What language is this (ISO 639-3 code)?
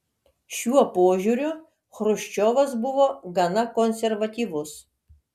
lit